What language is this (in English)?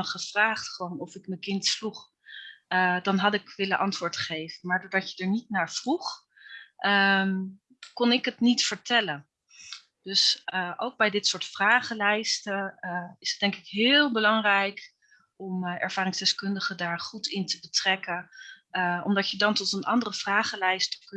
Dutch